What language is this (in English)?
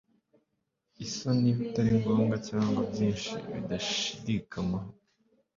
Kinyarwanda